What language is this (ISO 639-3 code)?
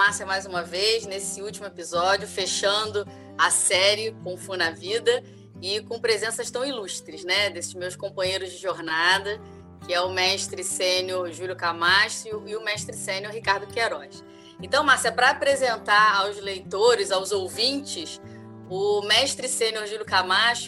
por